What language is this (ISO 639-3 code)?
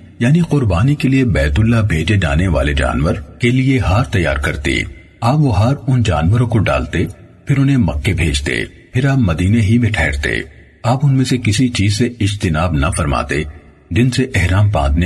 urd